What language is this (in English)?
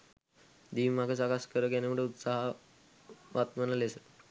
Sinhala